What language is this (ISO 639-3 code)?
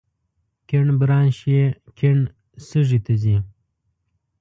pus